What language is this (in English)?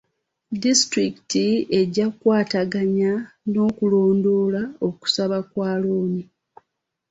Ganda